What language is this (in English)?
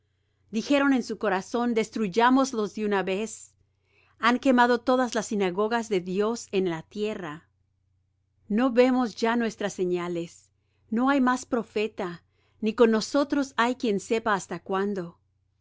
Spanish